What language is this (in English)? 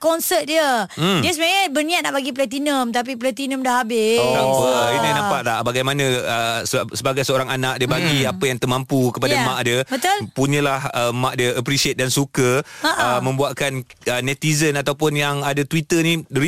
Malay